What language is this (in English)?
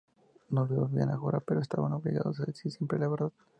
Spanish